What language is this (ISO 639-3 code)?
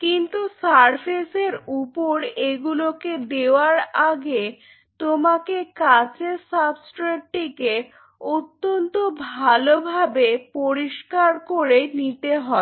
ben